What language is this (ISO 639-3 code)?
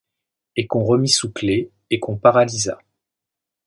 fra